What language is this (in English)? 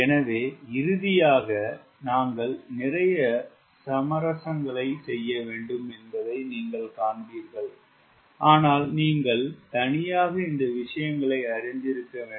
Tamil